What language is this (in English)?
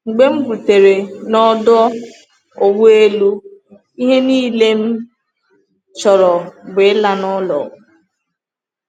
Igbo